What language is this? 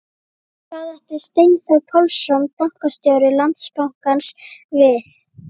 Icelandic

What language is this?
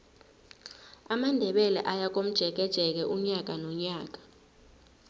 South Ndebele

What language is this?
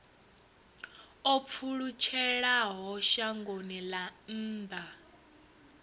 Venda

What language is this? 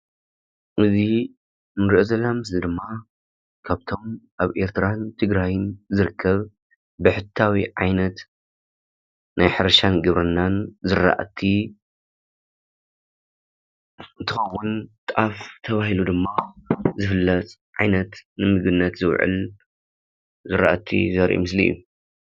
Tigrinya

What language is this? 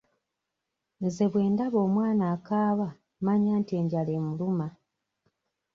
Ganda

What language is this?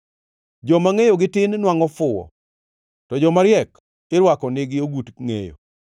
Luo (Kenya and Tanzania)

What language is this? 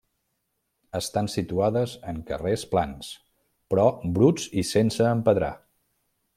Catalan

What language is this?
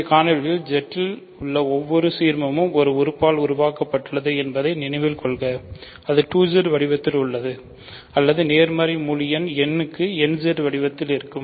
Tamil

